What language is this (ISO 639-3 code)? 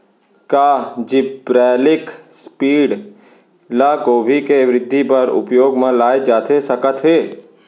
hne